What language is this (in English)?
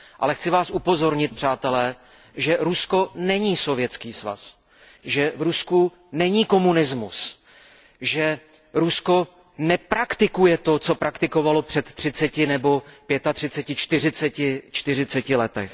Czech